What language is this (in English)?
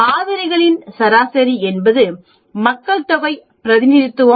Tamil